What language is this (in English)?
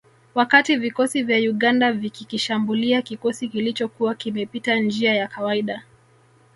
Swahili